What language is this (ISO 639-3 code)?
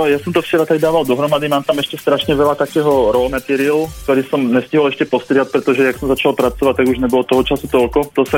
slk